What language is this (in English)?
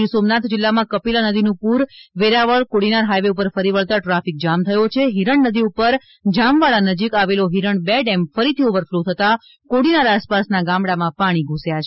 Gujarati